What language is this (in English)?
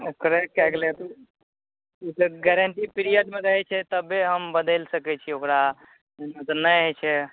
Maithili